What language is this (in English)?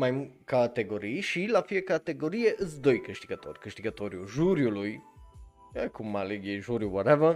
Romanian